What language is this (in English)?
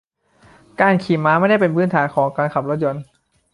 Thai